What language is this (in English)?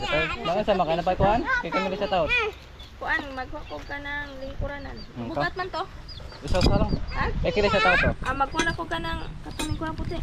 Filipino